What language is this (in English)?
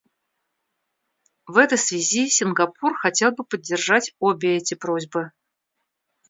Russian